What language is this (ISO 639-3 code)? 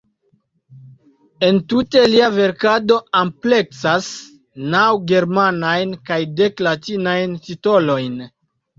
epo